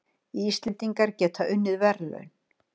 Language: Icelandic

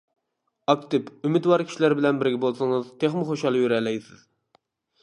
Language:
Uyghur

